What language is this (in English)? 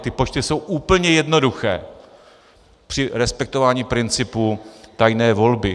Czech